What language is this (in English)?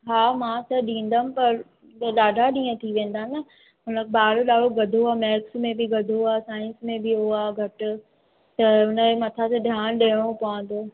Sindhi